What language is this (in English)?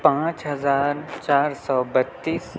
Urdu